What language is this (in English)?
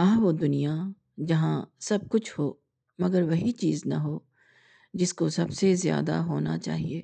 Urdu